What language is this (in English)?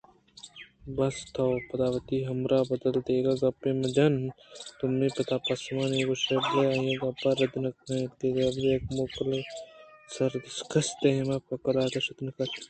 Eastern Balochi